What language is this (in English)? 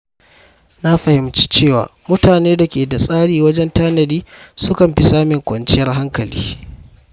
Hausa